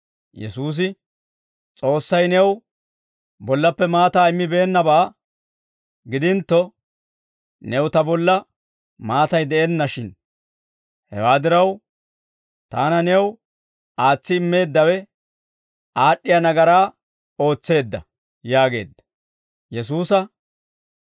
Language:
Dawro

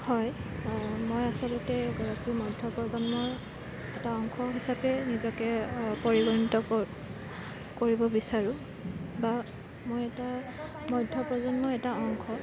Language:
Assamese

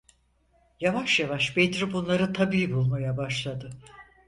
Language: Turkish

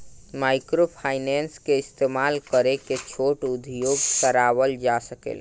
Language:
Bhojpuri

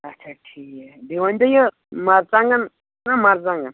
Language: Kashmiri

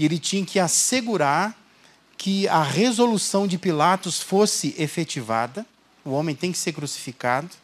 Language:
Portuguese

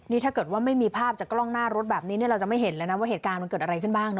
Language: Thai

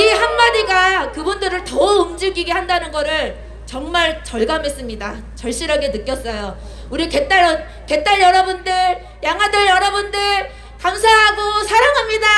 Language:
Korean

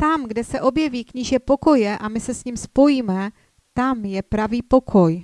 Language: Czech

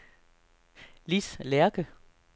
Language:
Danish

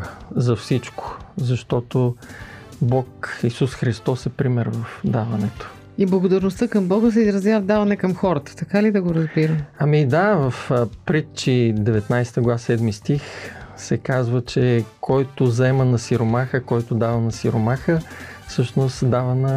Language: Bulgarian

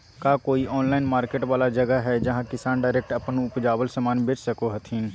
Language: Magahi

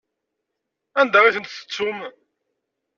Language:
Kabyle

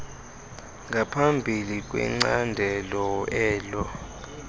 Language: Xhosa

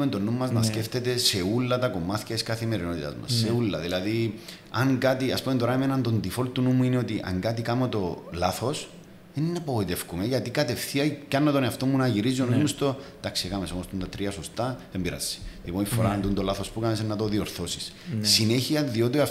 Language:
Greek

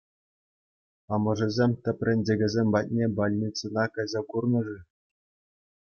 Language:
Chuvash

